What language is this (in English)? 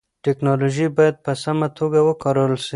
Pashto